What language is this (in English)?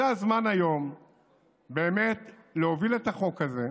Hebrew